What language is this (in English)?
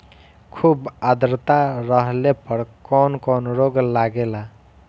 Bhojpuri